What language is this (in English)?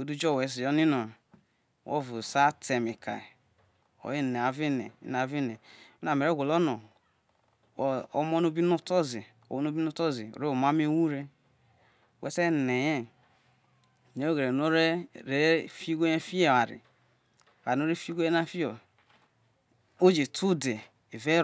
Isoko